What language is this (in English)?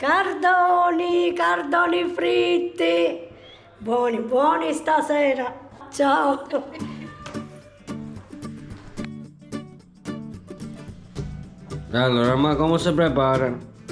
Italian